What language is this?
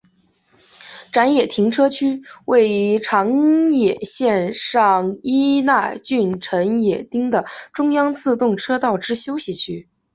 Chinese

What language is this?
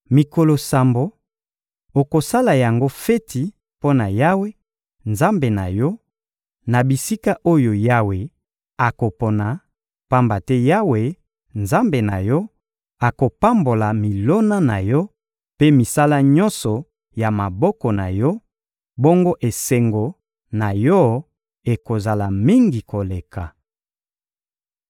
Lingala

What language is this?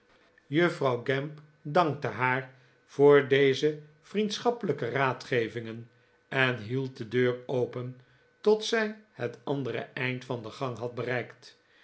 Dutch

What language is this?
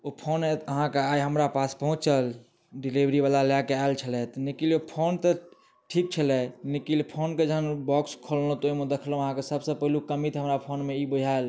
Maithili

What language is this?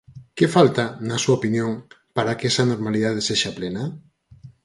Galician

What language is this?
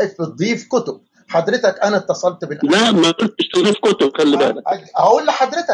Arabic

